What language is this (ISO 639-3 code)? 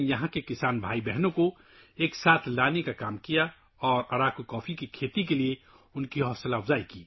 urd